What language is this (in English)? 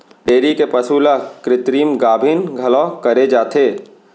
Chhattisgarhi